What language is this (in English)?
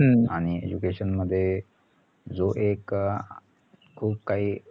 Marathi